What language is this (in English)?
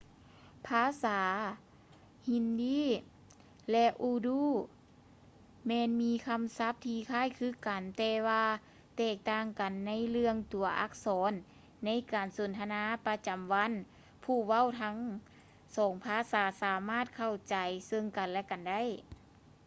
Lao